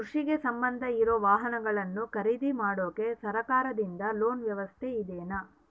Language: Kannada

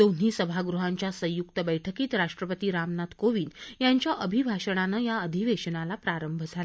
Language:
Marathi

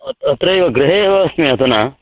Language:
Sanskrit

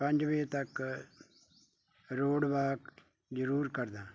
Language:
Punjabi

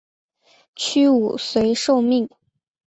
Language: Chinese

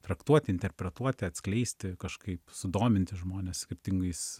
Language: Lithuanian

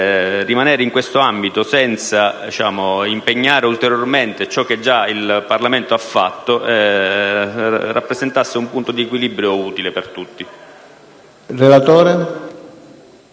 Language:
Italian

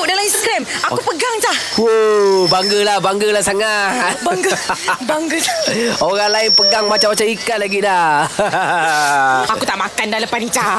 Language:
Malay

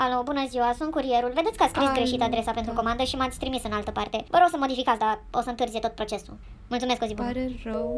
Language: Romanian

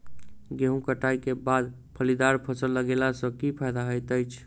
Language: Maithili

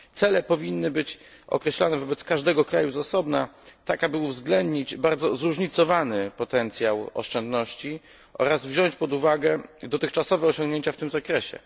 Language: Polish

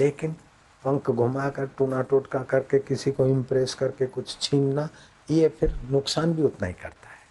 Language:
Hindi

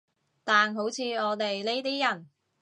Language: Cantonese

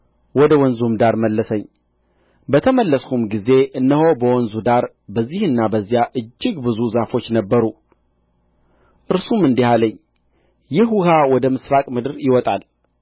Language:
Amharic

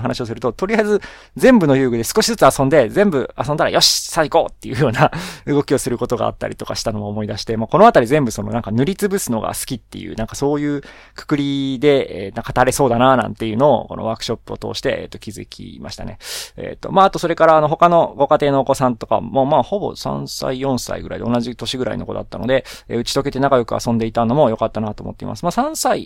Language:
Japanese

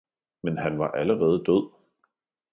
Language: Danish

